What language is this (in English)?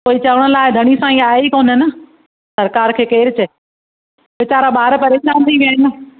Sindhi